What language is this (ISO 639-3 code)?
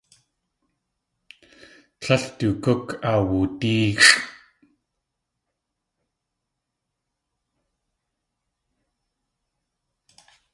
tli